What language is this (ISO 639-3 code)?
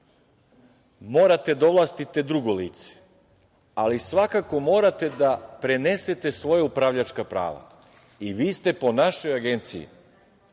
srp